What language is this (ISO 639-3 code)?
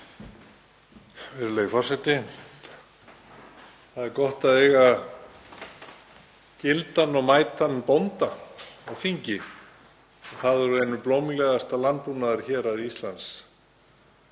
isl